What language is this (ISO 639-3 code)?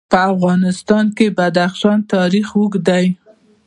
pus